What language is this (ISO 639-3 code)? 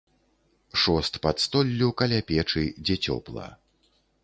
bel